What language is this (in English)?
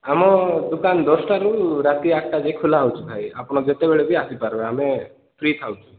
Odia